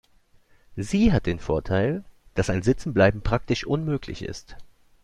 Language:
German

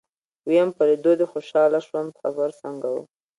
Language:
Pashto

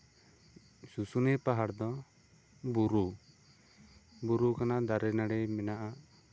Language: Santali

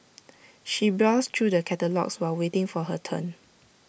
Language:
English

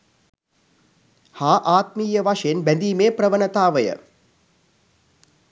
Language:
Sinhala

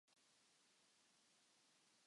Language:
Japanese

